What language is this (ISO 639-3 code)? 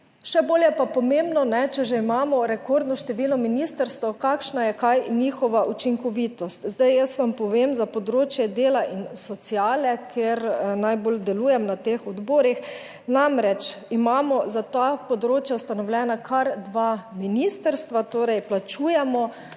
slv